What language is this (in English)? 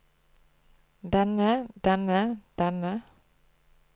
Norwegian